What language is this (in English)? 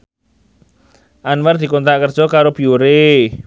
Javanese